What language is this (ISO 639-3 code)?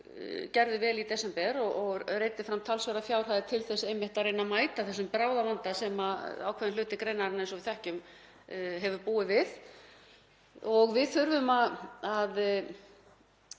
isl